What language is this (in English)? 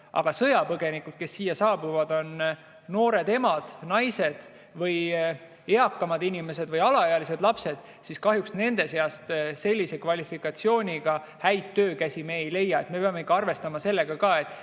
Estonian